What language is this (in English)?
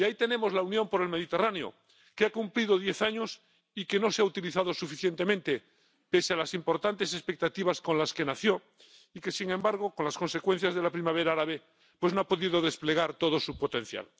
Spanish